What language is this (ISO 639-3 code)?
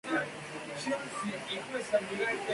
spa